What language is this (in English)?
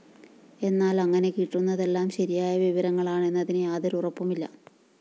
Malayalam